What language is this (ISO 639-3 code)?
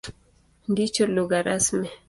swa